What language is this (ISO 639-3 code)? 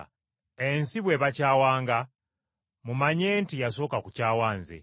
lug